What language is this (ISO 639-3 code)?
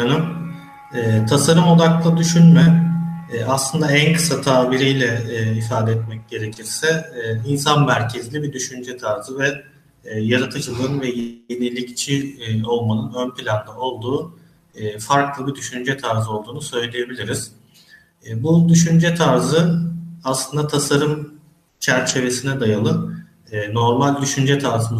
tur